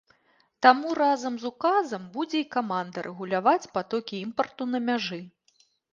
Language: Belarusian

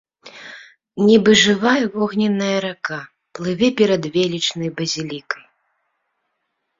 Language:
Belarusian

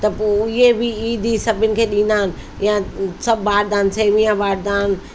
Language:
Sindhi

